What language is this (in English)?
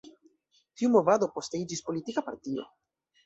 Esperanto